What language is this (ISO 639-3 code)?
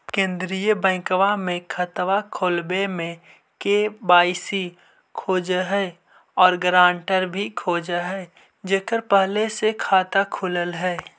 mag